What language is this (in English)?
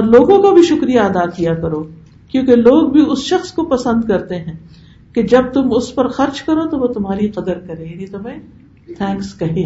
Urdu